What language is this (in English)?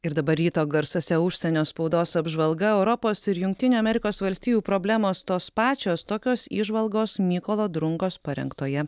Lithuanian